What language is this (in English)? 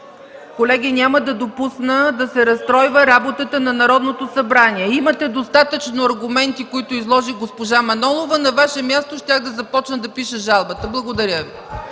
Bulgarian